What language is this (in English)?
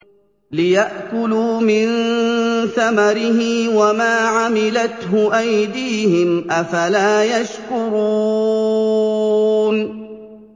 Arabic